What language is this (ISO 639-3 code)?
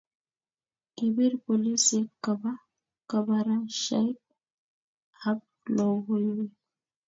kln